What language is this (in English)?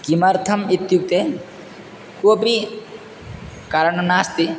Sanskrit